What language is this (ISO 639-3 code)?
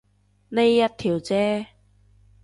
yue